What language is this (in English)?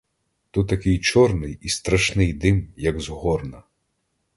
Ukrainian